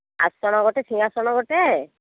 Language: Odia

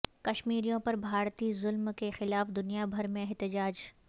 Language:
Urdu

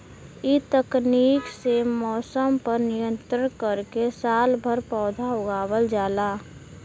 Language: Bhojpuri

